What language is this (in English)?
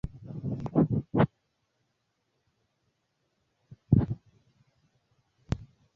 Swahili